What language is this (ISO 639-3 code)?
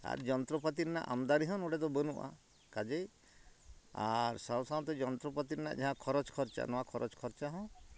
sat